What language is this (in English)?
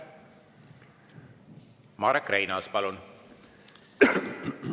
Estonian